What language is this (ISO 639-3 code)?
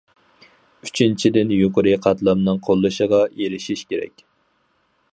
uig